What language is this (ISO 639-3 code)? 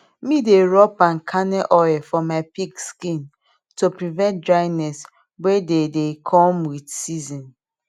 pcm